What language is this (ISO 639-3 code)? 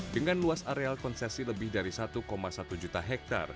ind